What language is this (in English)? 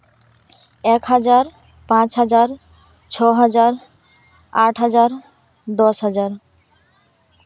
Santali